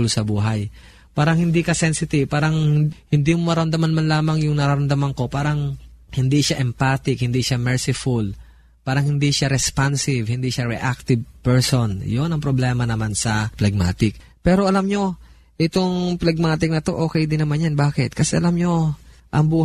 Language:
Filipino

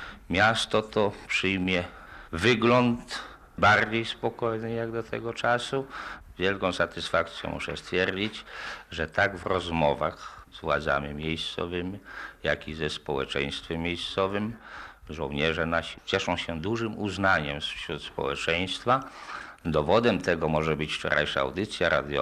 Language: Polish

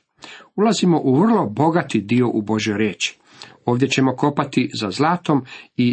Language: Croatian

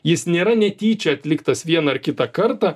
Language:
Lithuanian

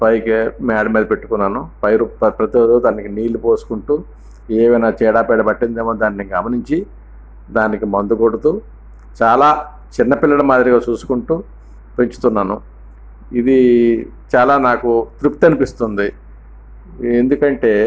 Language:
Telugu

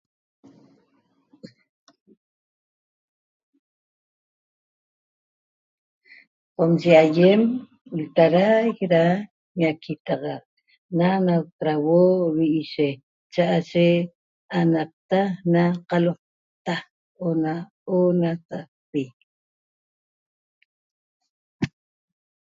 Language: Toba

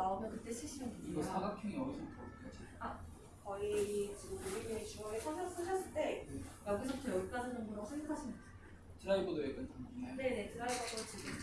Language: Korean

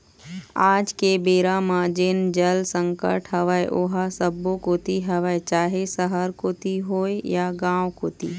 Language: Chhattisgarhi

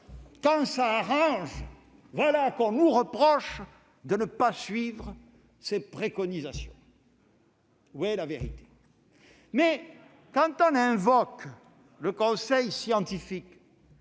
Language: French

